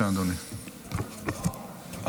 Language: Hebrew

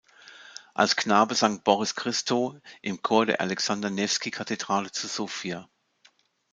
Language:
German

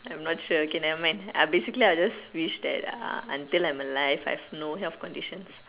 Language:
English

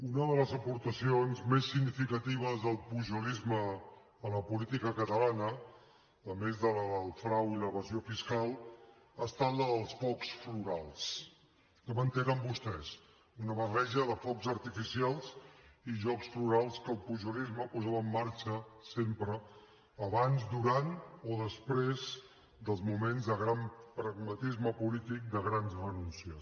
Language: Catalan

